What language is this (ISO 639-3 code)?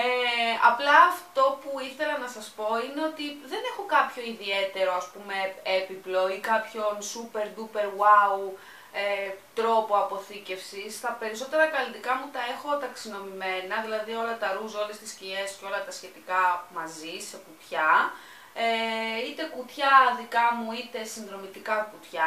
ell